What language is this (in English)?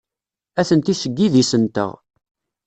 Kabyle